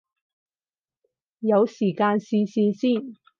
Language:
Cantonese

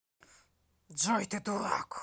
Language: Russian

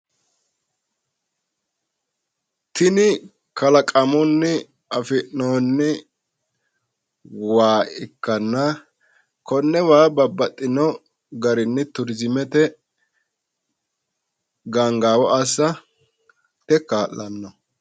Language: Sidamo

